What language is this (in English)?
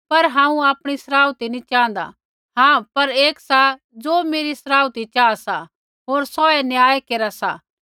Kullu Pahari